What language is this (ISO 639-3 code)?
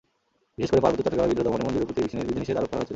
ben